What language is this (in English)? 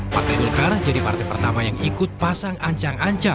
Indonesian